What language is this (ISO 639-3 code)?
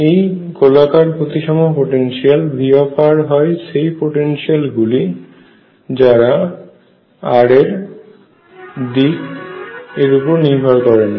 ben